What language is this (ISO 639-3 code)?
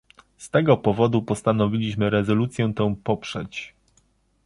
pol